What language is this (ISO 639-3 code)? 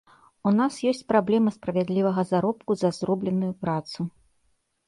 bel